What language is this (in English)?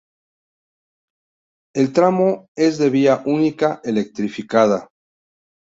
Spanish